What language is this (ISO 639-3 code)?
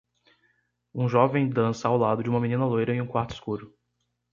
por